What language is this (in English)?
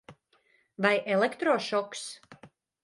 Latvian